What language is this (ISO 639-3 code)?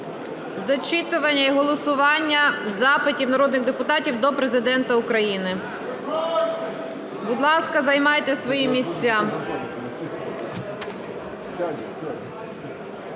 ukr